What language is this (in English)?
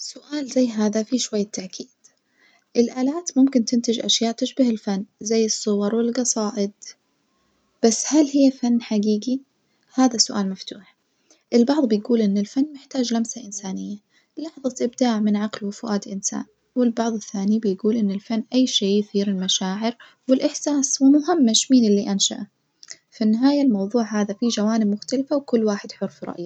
Najdi Arabic